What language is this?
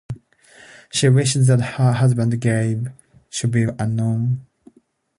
English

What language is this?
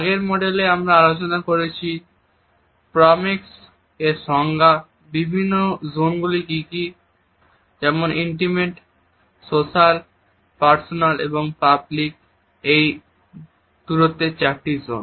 Bangla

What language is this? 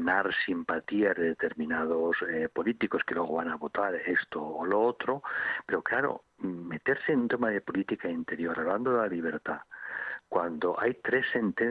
Spanish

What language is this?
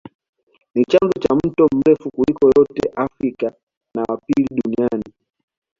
Swahili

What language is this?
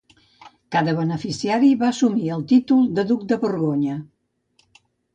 Catalan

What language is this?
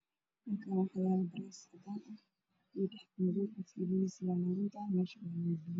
Somali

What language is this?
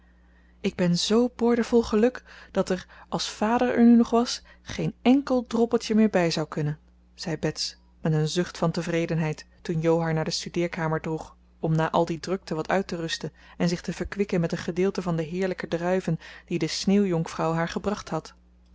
Dutch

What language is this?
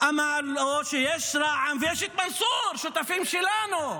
Hebrew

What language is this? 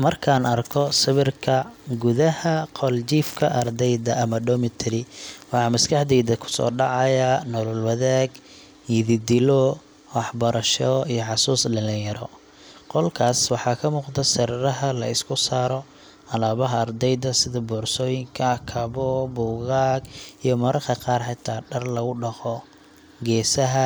Somali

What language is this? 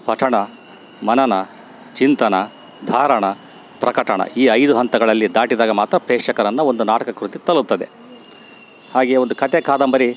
Kannada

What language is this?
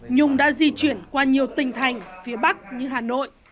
Vietnamese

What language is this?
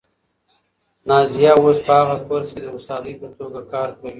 Pashto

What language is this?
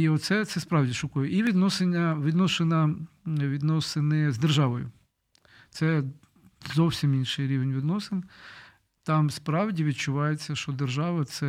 Ukrainian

